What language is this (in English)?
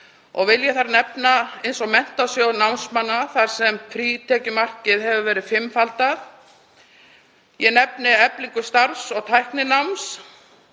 Icelandic